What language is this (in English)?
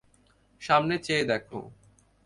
Bangla